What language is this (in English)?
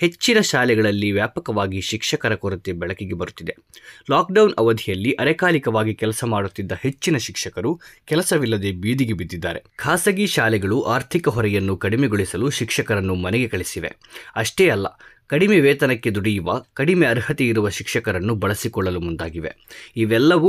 Kannada